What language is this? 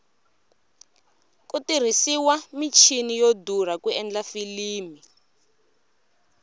Tsonga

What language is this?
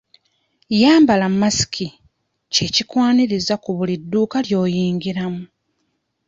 Ganda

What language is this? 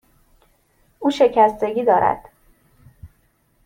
Persian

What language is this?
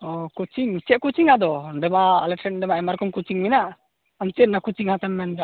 Santali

